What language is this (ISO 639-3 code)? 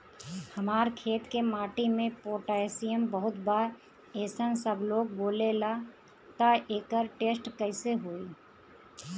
bho